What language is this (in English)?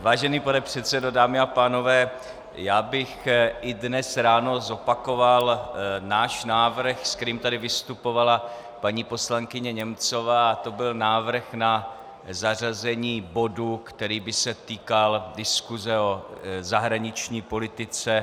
Czech